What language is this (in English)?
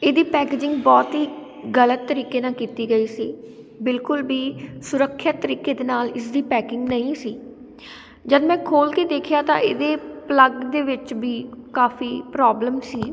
Punjabi